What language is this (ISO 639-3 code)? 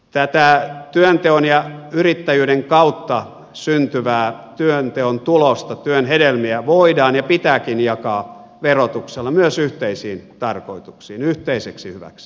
fin